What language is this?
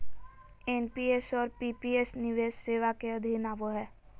Magahi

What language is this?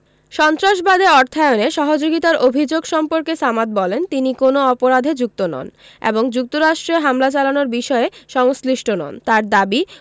Bangla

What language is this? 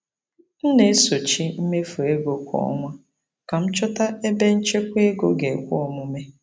Igbo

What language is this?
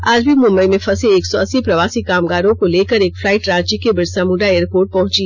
Hindi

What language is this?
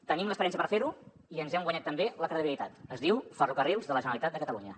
Catalan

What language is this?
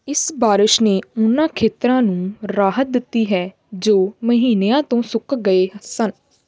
Punjabi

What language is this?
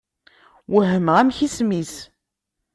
Kabyle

